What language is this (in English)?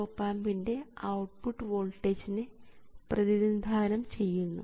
Malayalam